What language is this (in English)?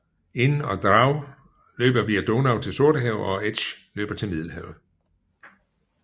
Danish